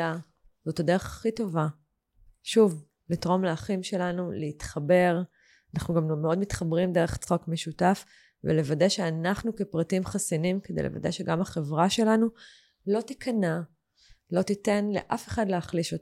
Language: Hebrew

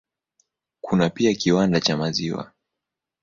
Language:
Swahili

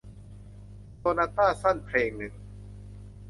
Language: Thai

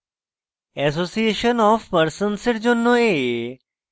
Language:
Bangla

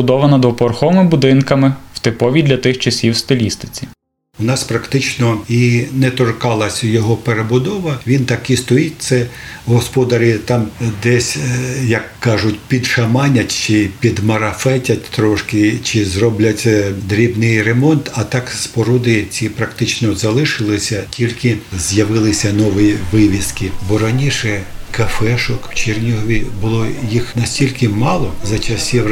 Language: Ukrainian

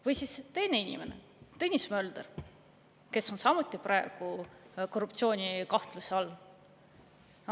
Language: Estonian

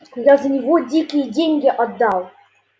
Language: Russian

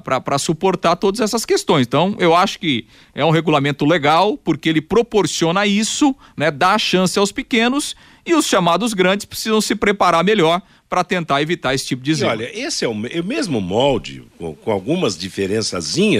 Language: Portuguese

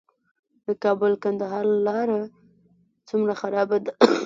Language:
Pashto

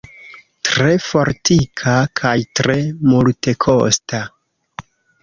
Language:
Esperanto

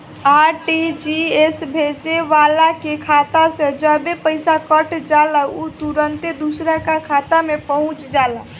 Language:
Bhojpuri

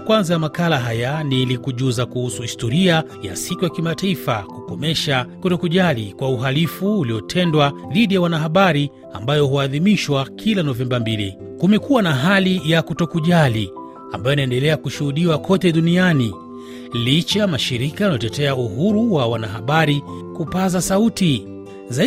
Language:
Swahili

